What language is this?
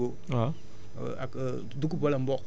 Wolof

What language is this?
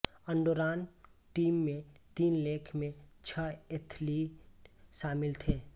Hindi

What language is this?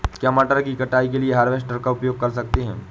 Hindi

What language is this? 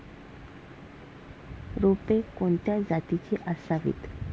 Marathi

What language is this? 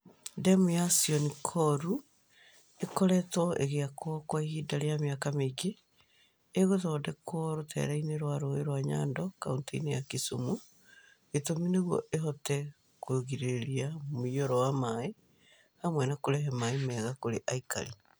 Kikuyu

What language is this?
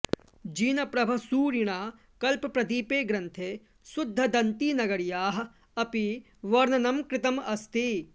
Sanskrit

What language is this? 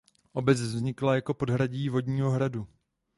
Czech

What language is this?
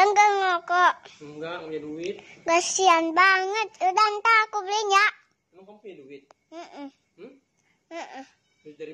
Indonesian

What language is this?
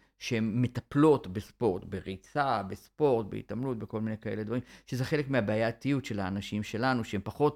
Hebrew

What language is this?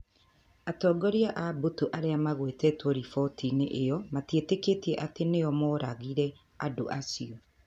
Kikuyu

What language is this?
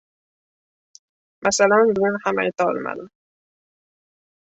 Uzbek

